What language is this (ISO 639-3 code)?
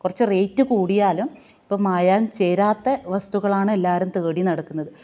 mal